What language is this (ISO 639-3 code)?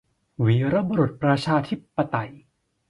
tha